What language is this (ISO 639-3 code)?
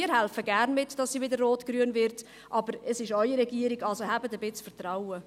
gsw